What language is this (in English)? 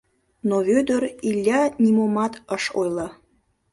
Mari